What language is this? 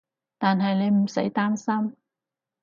Cantonese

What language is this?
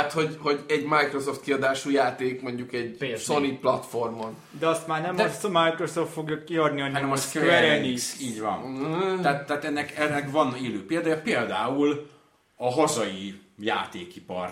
Hungarian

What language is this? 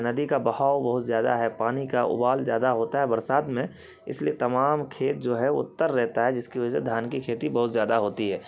Urdu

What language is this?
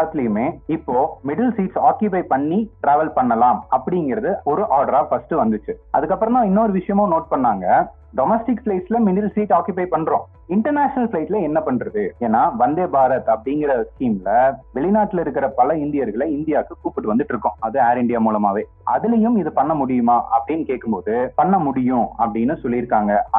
Tamil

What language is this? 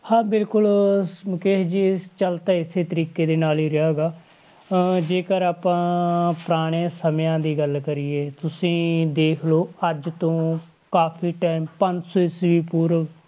Punjabi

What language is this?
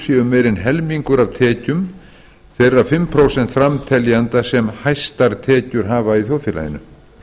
Icelandic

